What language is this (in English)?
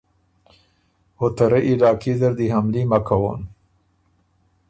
Ormuri